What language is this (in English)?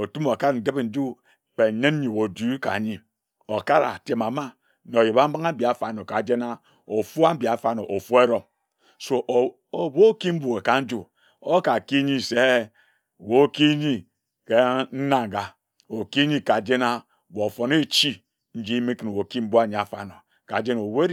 Ejagham